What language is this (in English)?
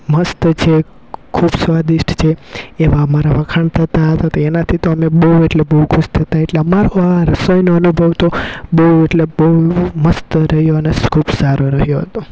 Gujarati